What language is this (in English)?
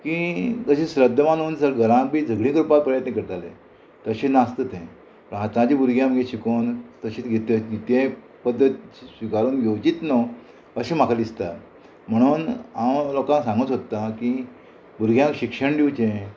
Konkani